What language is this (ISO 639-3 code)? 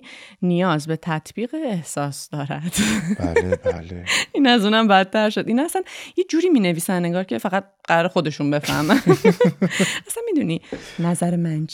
fas